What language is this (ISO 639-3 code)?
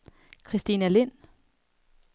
dan